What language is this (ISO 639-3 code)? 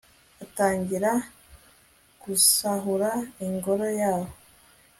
kin